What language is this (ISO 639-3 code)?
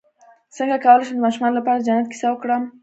pus